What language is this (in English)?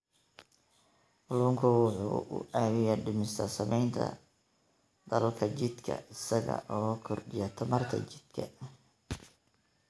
Somali